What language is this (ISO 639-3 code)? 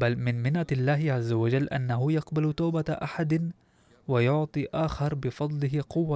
ara